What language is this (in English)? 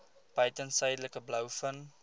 Afrikaans